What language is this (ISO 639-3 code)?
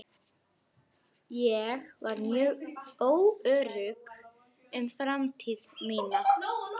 isl